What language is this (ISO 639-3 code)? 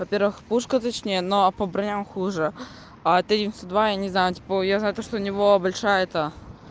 rus